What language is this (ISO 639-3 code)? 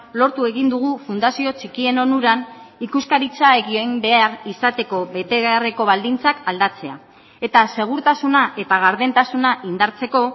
eus